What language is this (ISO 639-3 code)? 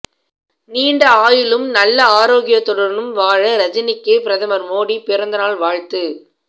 tam